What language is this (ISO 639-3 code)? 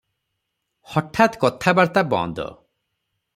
ori